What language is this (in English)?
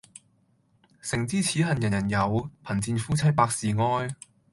Cantonese